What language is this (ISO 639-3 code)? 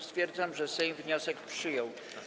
pol